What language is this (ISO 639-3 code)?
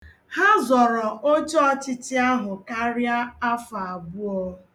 ibo